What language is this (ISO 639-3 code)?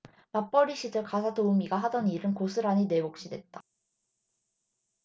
kor